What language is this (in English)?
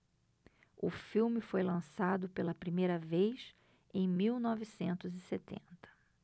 Portuguese